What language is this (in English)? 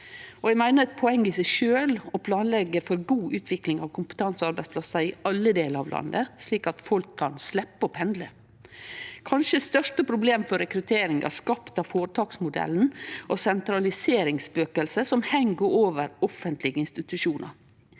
Norwegian